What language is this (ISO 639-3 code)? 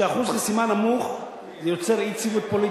heb